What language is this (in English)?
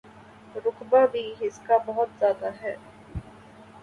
Urdu